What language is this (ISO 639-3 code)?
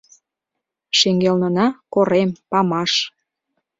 chm